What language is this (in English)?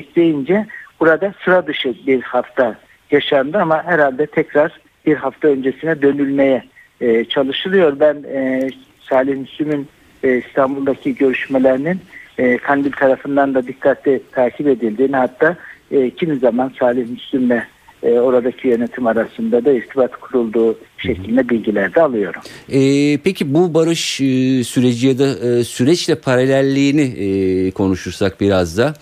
Turkish